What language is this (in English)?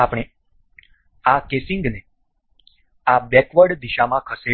Gujarati